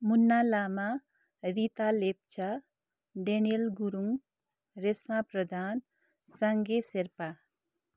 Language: Nepali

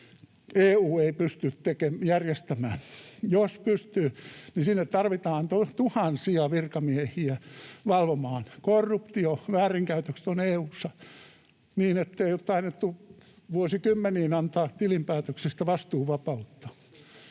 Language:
Finnish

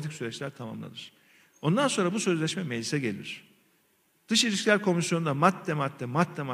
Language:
Turkish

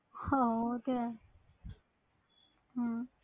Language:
Punjabi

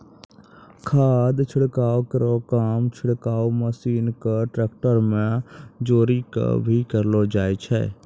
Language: Maithili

